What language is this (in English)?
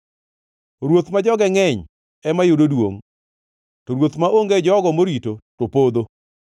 Luo (Kenya and Tanzania)